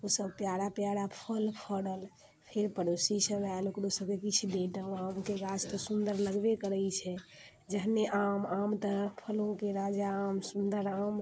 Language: Maithili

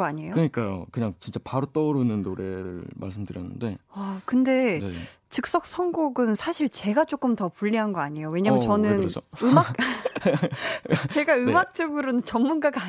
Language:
Korean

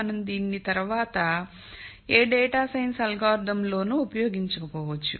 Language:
Telugu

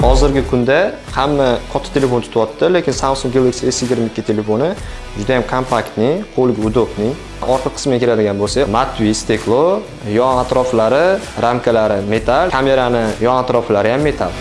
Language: Turkish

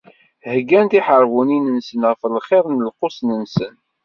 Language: Kabyle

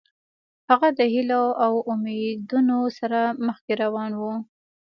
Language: Pashto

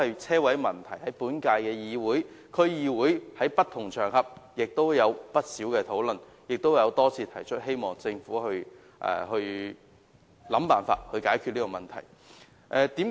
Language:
Cantonese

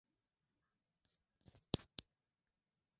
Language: Swahili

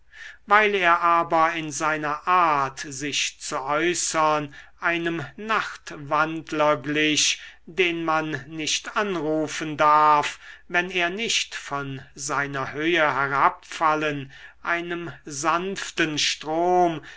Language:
German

